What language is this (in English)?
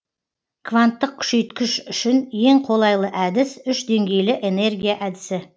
Kazakh